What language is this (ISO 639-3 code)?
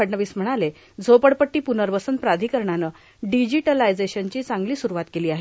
mar